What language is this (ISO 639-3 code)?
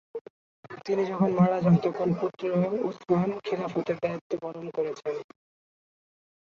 ben